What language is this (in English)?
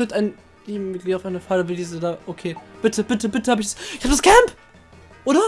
German